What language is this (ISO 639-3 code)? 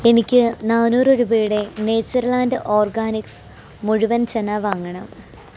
mal